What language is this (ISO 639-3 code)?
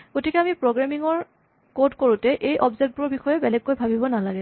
asm